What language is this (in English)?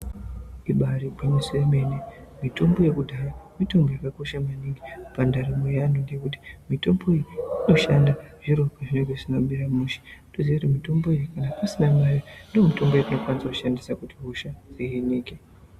Ndau